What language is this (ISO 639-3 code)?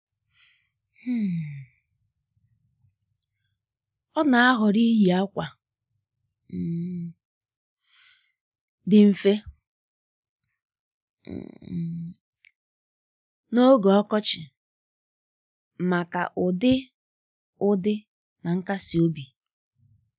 ibo